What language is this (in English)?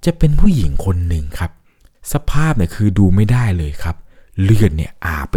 Thai